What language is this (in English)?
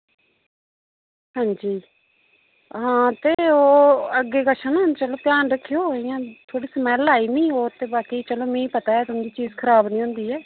Dogri